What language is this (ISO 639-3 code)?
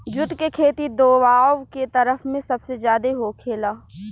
bho